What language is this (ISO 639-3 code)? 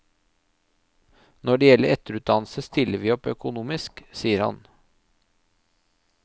nor